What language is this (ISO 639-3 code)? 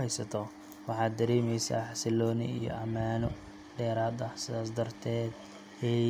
som